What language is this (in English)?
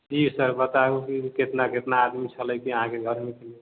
Maithili